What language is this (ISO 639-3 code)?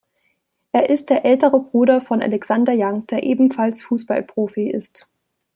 deu